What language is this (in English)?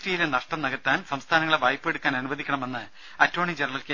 Malayalam